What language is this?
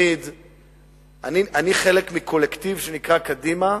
Hebrew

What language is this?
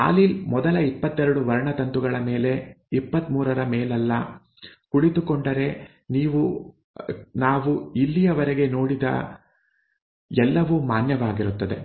Kannada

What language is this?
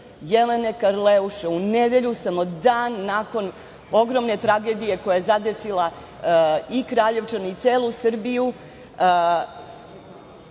Serbian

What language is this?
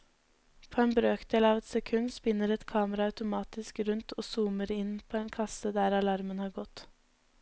Norwegian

